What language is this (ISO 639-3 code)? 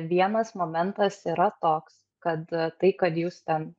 lit